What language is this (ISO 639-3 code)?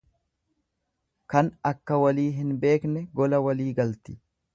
orm